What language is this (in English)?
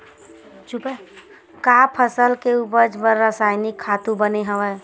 Chhattisgarhi